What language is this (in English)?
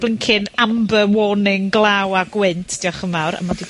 Welsh